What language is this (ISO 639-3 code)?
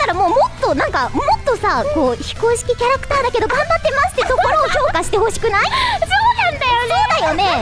jpn